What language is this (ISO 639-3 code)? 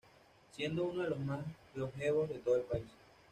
spa